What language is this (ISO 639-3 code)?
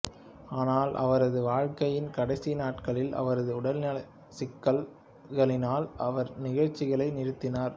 tam